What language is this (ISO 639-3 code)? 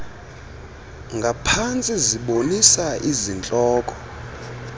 xho